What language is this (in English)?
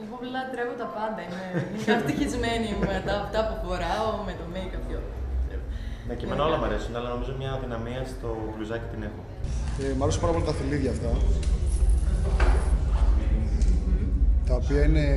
Greek